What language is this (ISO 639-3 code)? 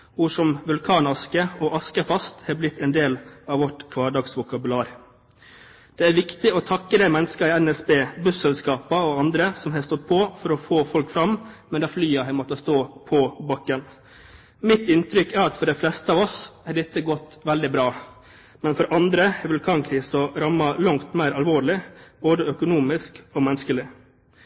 nob